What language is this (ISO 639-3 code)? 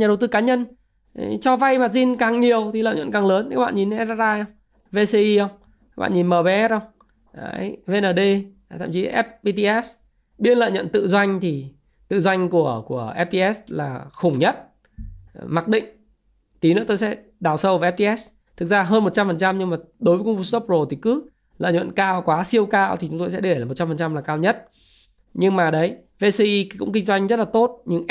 vie